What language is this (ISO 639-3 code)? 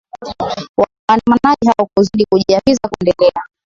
swa